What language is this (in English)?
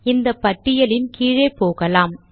Tamil